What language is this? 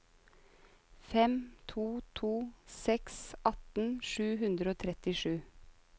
Norwegian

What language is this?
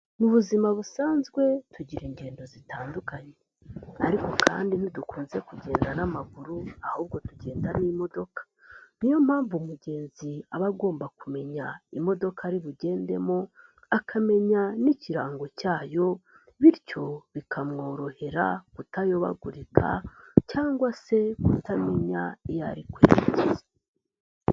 Kinyarwanda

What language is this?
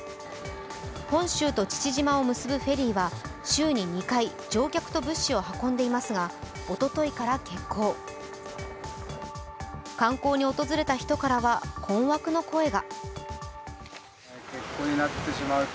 Japanese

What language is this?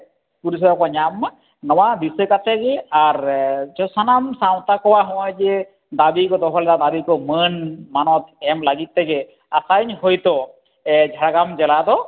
Santali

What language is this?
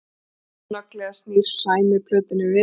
Icelandic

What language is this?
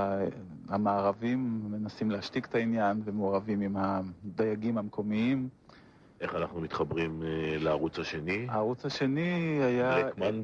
Hebrew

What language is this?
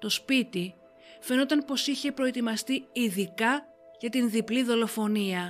Greek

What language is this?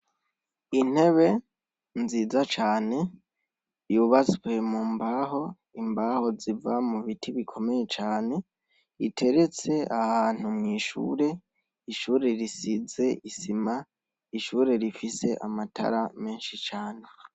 Rundi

